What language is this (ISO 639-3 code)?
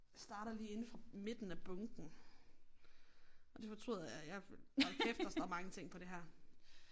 dan